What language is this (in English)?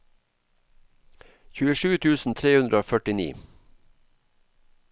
Norwegian